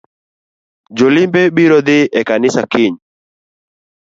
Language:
Luo (Kenya and Tanzania)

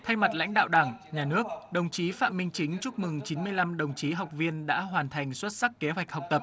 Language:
Vietnamese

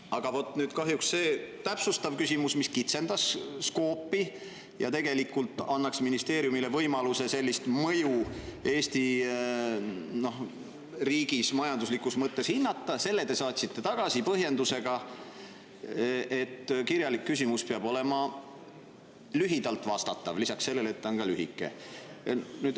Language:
Estonian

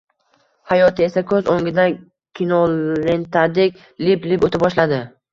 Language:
Uzbek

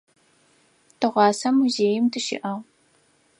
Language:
Adyghe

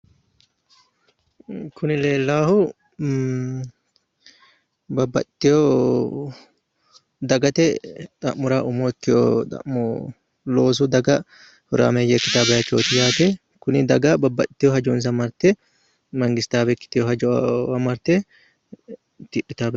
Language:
Sidamo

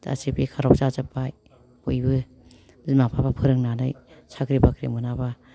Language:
Bodo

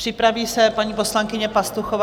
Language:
Czech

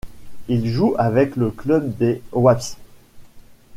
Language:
French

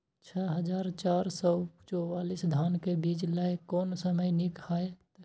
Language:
Maithili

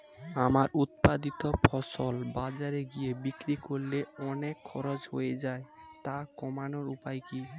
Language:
Bangla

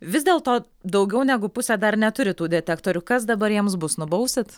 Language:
Lithuanian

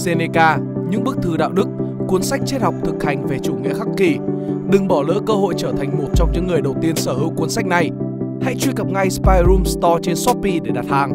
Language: Vietnamese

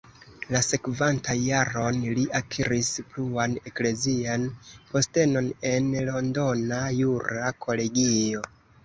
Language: Esperanto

